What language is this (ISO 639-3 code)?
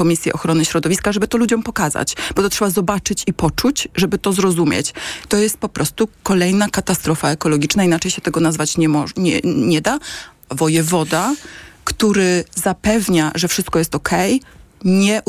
pol